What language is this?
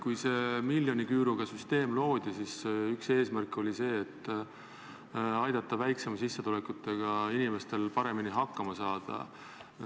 Estonian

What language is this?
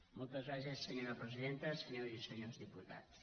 Catalan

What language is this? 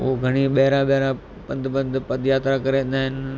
Sindhi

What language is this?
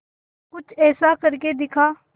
Hindi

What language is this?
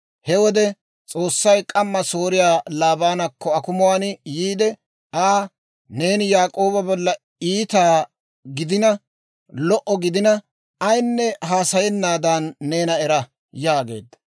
Dawro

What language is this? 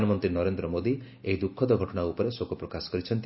Odia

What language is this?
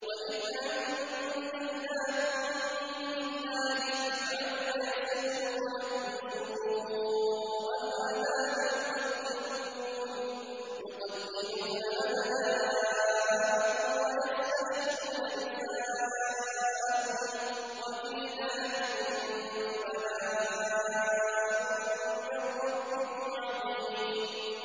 Arabic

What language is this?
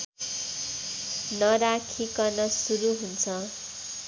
Nepali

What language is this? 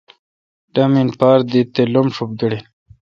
Kalkoti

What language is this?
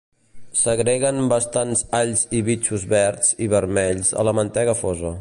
Catalan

